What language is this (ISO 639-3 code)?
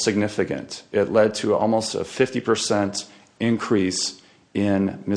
eng